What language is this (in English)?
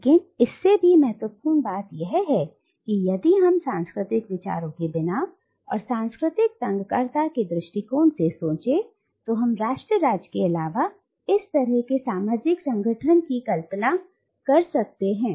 Hindi